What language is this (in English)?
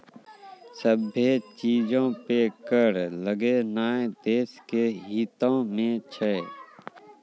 Maithili